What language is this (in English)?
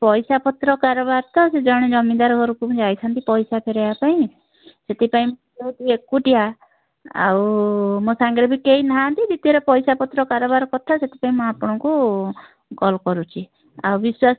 Odia